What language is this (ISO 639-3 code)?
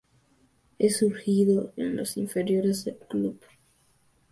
spa